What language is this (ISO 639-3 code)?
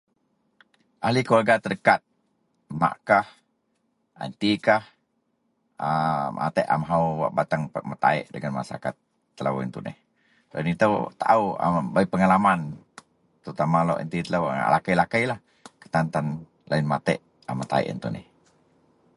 mel